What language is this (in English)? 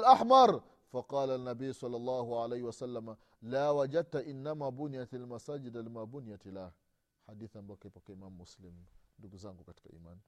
Swahili